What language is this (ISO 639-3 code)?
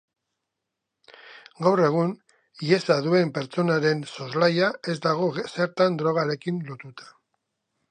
eus